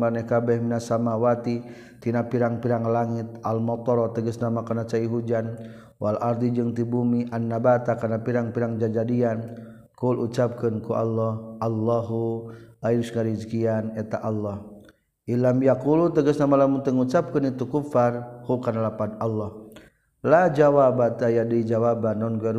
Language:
Malay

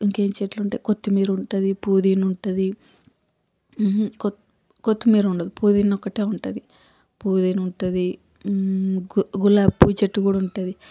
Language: Telugu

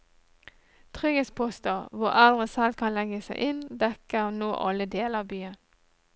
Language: Norwegian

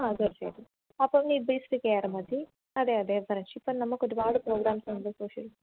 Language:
Malayalam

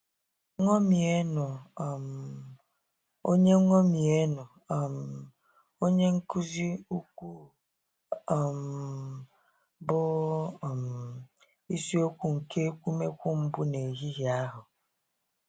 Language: Igbo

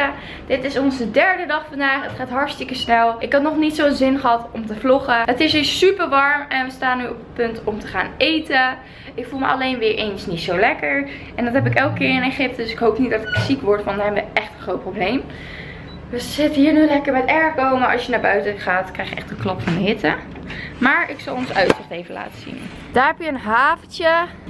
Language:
Dutch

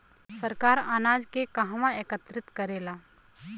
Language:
Bhojpuri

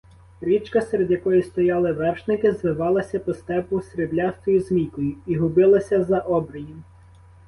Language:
Ukrainian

